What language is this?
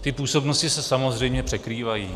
Czech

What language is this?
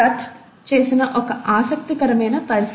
Telugu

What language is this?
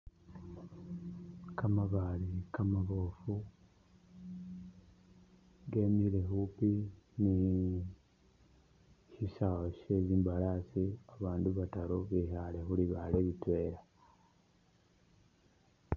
Masaaba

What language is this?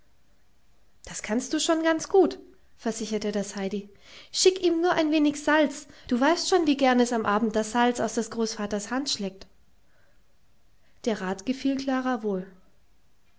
German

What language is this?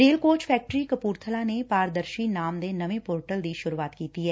Punjabi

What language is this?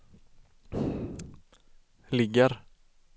Swedish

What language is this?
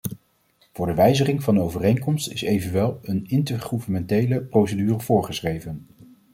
Dutch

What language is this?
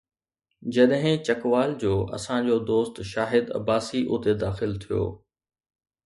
Sindhi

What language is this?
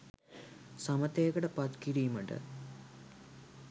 Sinhala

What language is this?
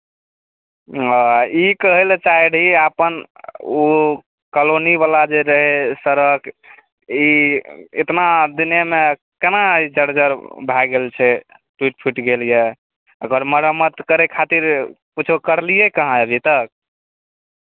Maithili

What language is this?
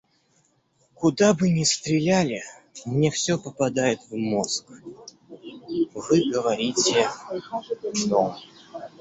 Russian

